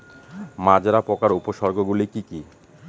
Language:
Bangla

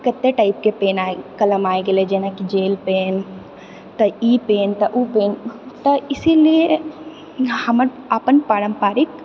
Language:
Maithili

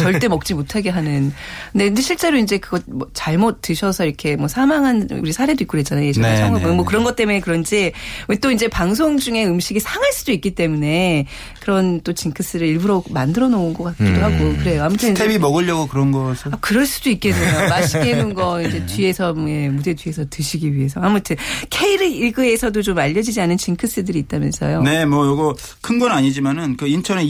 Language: Korean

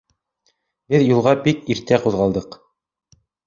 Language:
Bashkir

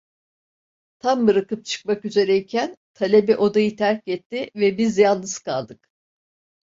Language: Turkish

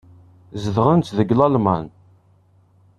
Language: Kabyle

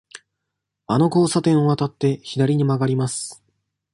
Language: Japanese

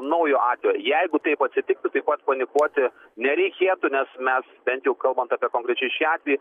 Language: Lithuanian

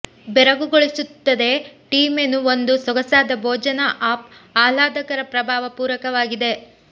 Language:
Kannada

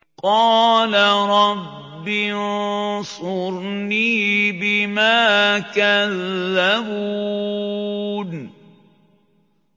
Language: Arabic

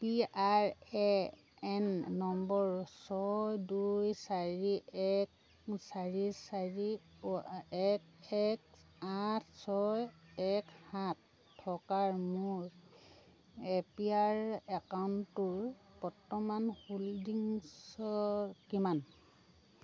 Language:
Assamese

